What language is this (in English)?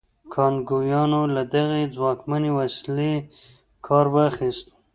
Pashto